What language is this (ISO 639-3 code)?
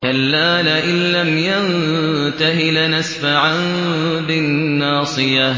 ara